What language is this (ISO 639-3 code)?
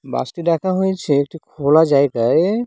ben